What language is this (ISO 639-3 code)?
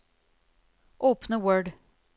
nor